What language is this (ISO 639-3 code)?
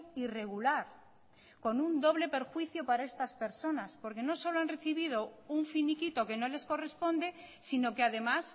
spa